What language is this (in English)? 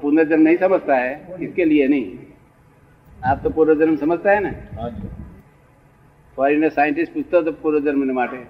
Gujarati